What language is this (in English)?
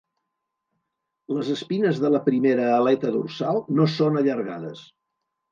Catalan